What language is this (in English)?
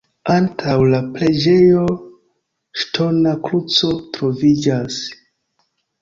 Esperanto